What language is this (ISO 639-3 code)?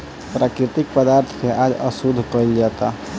bho